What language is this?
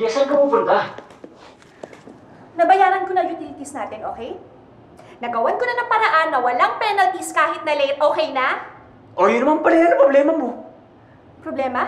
Filipino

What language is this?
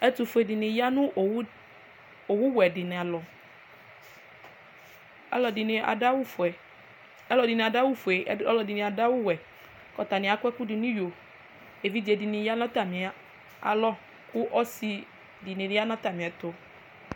Ikposo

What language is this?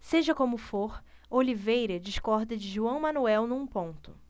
Portuguese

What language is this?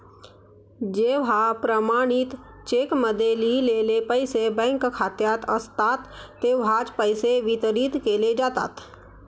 Marathi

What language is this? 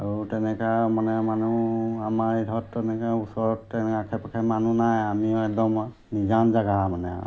Assamese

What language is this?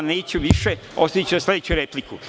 Serbian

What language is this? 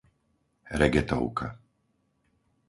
Slovak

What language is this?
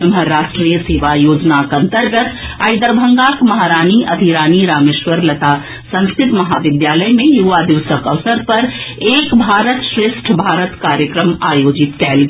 Maithili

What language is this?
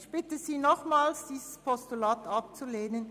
Swiss German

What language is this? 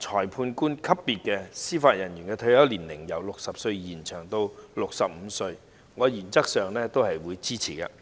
Cantonese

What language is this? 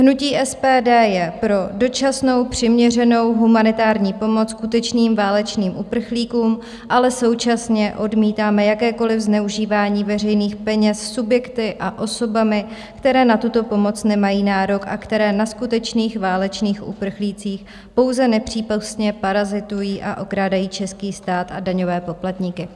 Czech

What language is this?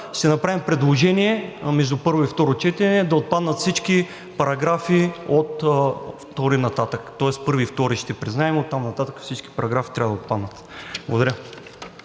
Bulgarian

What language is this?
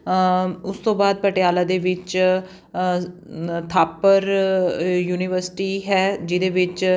Punjabi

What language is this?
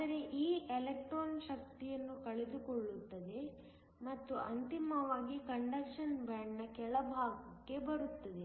Kannada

